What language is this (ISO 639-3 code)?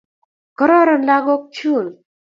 kln